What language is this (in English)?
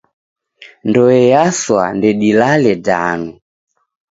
Taita